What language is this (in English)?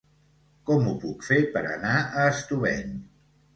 Catalan